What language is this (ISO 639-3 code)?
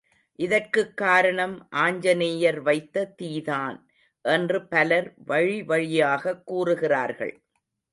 tam